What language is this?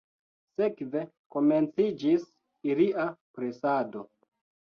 Esperanto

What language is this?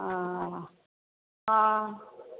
Maithili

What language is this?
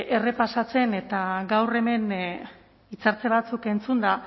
Basque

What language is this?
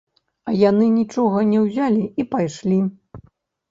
Belarusian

